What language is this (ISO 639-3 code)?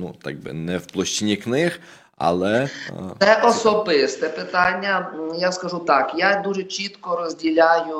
ukr